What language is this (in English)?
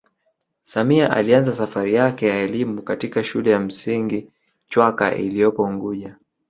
Swahili